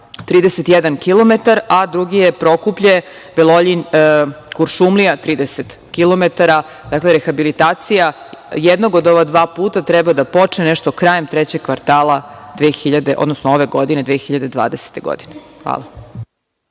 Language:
Serbian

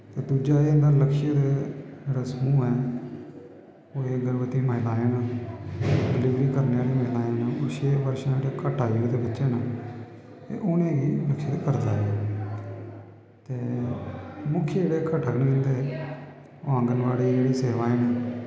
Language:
Dogri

